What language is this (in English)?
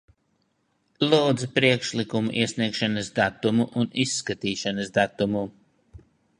Latvian